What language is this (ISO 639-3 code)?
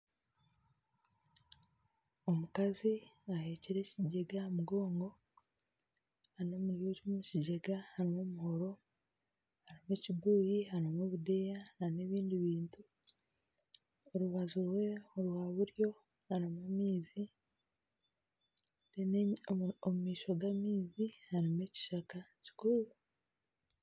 nyn